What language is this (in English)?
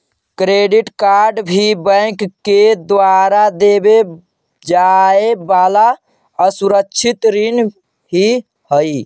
Magahi